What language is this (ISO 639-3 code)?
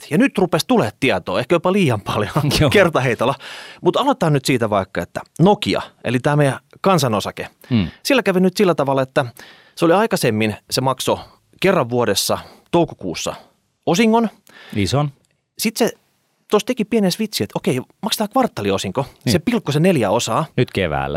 fin